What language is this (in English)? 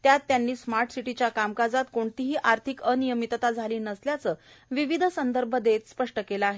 Marathi